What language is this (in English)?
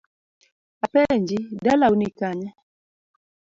Luo (Kenya and Tanzania)